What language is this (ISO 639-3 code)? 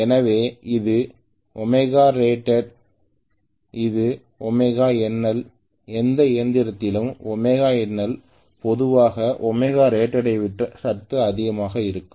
tam